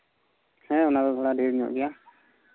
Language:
Santali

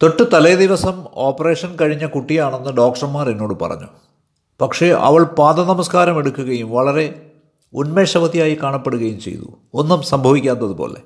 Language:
Malayalam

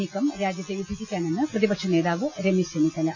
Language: Malayalam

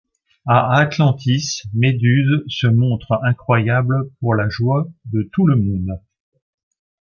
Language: French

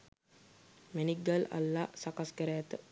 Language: Sinhala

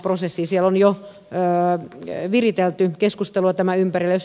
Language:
Finnish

